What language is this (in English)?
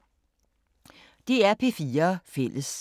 Danish